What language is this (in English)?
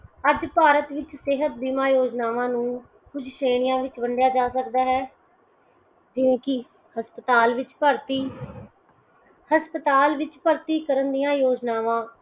Punjabi